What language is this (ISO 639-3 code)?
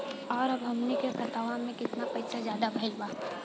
bho